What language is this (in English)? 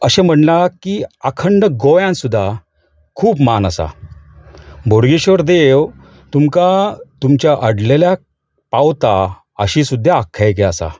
Konkani